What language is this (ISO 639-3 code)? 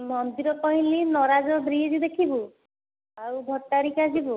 ori